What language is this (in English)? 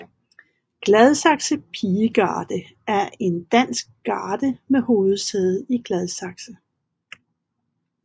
Danish